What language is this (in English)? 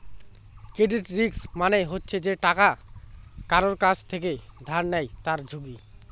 Bangla